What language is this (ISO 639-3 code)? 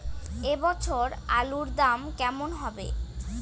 ben